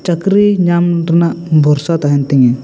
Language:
Santali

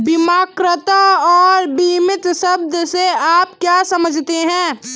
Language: Hindi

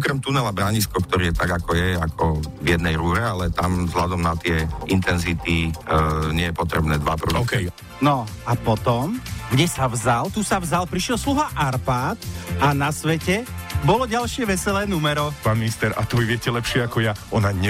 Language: Slovak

